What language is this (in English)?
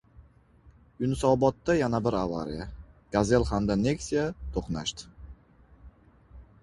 Uzbek